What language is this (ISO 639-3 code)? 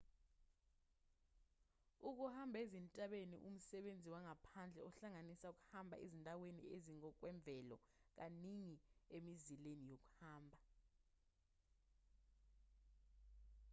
zul